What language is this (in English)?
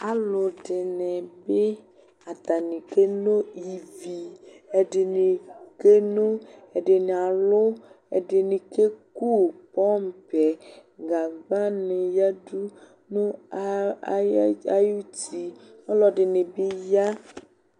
Ikposo